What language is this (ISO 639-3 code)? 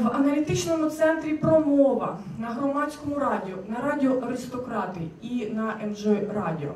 ukr